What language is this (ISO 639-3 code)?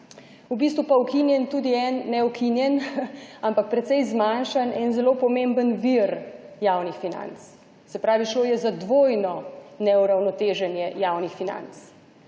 slv